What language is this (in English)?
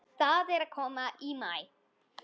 Icelandic